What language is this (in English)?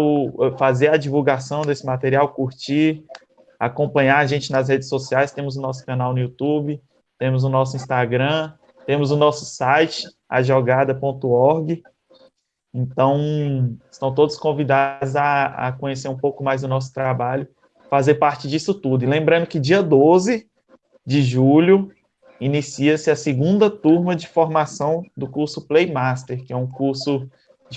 Portuguese